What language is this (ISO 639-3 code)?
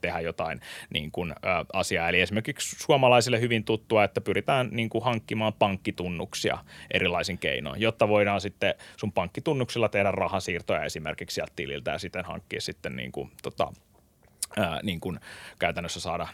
fin